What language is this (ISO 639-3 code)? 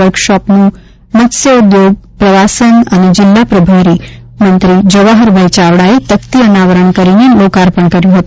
guj